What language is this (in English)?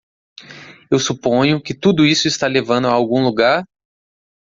Portuguese